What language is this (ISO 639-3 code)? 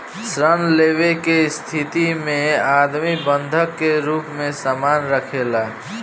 bho